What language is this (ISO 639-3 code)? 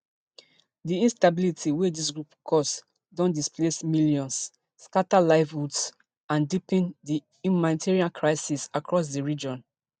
pcm